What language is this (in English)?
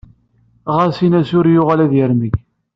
Kabyle